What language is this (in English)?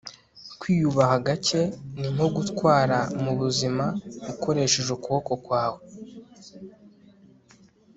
Kinyarwanda